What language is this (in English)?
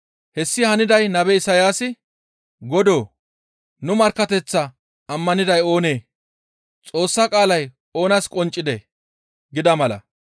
Gamo